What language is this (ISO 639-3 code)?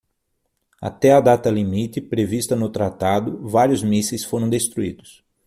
por